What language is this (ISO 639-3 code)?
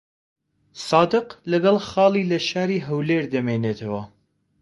ckb